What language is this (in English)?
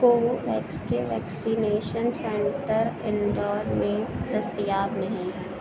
Urdu